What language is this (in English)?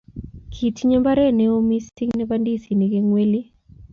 Kalenjin